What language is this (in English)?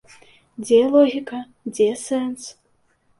Belarusian